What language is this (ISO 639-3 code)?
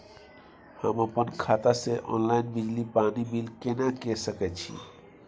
mai